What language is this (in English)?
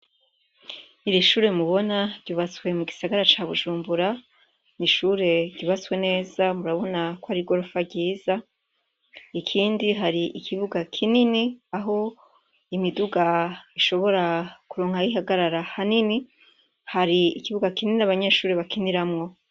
Rundi